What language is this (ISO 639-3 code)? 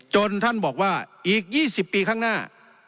tha